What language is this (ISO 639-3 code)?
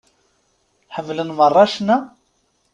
kab